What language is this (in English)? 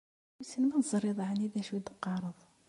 Kabyle